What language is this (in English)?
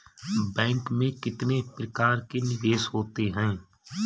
Hindi